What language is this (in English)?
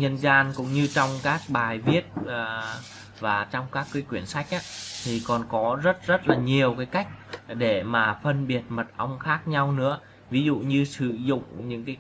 Vietnamese